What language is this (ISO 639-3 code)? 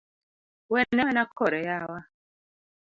luo